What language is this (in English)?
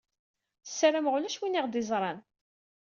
Kabyle